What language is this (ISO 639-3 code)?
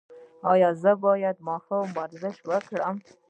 pus